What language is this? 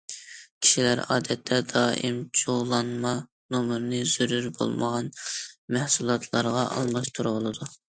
Uyghur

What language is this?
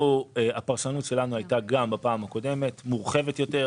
Hebrew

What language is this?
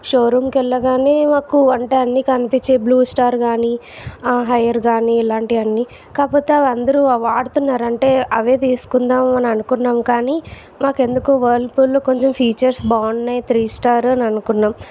Telugu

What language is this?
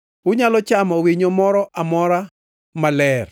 Luo (Kenya and Tanzania)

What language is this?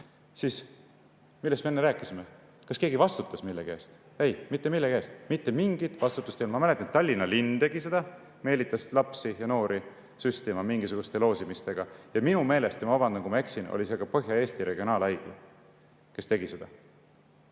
Estonian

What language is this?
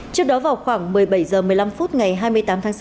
Vietnamese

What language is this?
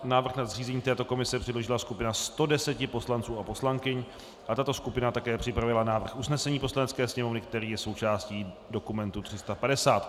Czech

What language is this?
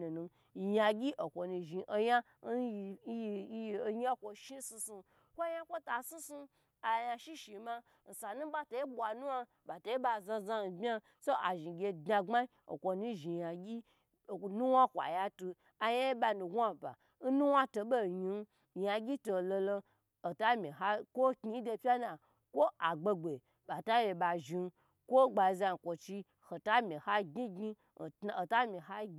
Gbagyi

